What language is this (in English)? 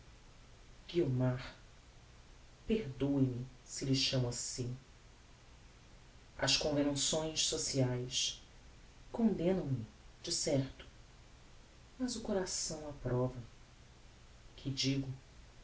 Portuguese